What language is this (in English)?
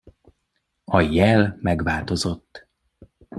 Hungarian